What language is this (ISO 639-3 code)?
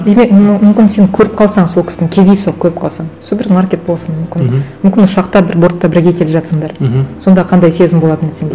kaz